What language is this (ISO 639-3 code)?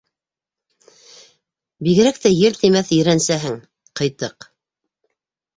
bak